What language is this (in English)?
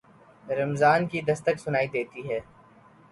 Urdu